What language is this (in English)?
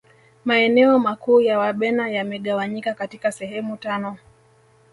Swahili